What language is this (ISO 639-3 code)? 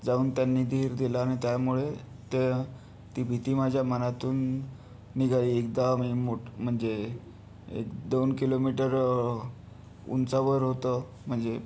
mar